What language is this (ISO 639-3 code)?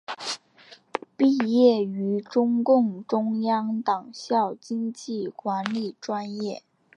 zho